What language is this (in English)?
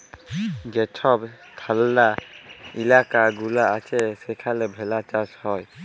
Bangla